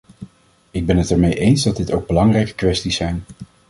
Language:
Dutch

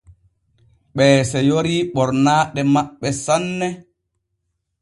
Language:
Borgu Fulfulde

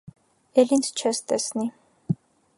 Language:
Armenian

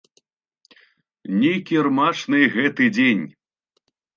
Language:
Belarusian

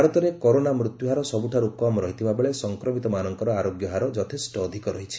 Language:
Odia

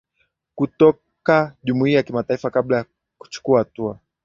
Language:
Swahili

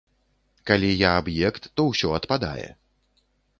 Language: Belarusian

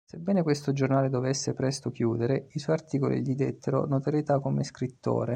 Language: Italian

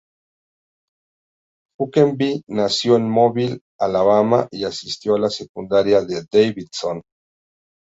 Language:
Spanish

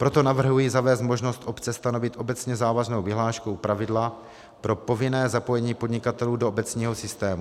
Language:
Czech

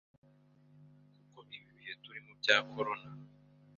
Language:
Kinyarwanda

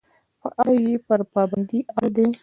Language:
Pashto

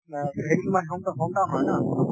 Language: Assamese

